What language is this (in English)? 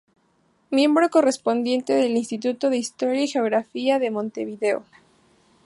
Spanish